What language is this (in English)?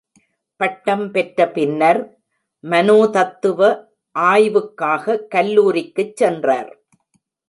Tamil